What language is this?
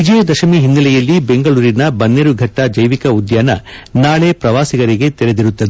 Kannada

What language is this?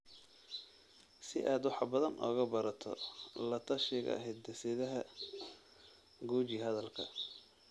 Somali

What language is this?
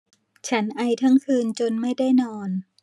Thai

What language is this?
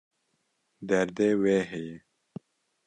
Kurdish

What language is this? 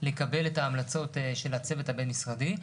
Hebrew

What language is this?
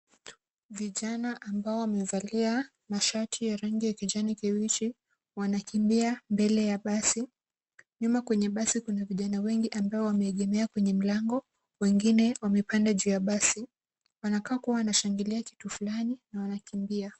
Swahili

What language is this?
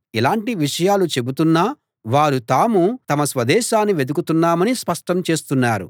Telugu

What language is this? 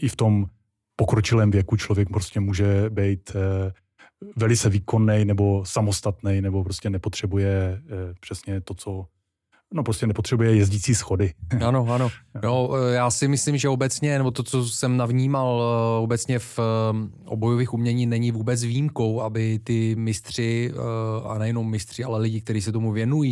Czech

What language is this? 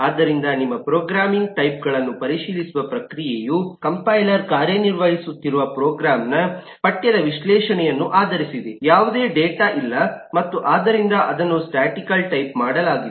Kannada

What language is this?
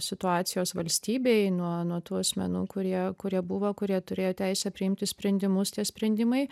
Lithuanian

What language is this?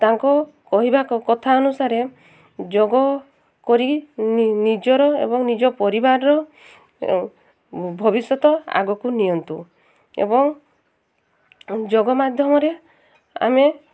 Odia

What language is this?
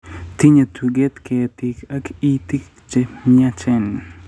Kalenjin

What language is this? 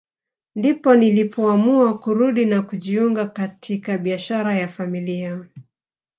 Swahili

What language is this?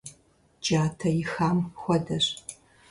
Kabardian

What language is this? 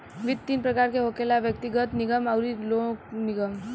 Bhojpuri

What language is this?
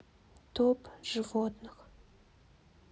Russian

